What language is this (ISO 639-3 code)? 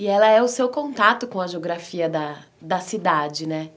por